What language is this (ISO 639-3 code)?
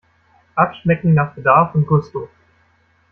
deu